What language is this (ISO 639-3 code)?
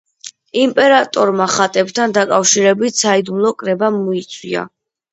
kat